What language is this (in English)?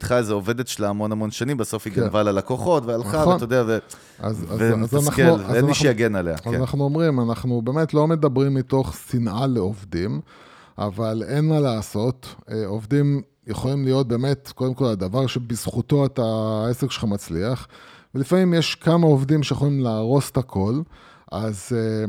Hebrew